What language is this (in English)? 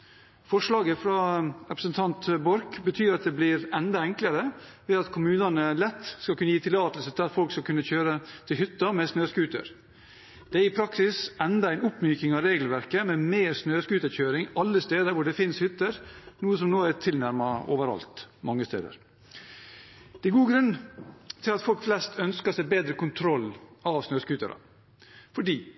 Norwegian Bokmål